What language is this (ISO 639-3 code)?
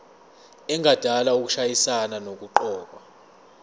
zul